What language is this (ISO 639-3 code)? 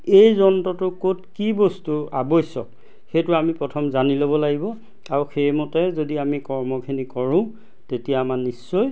asm